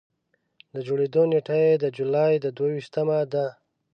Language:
Pashto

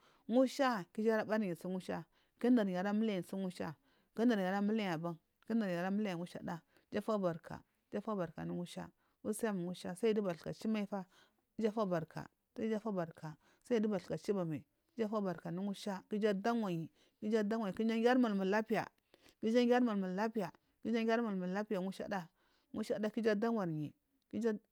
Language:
Marghi South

